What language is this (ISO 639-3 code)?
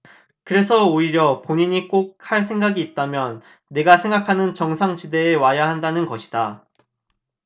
kor